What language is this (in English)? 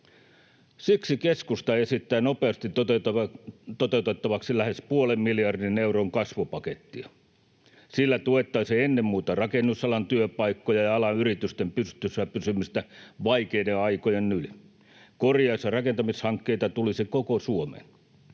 Finnish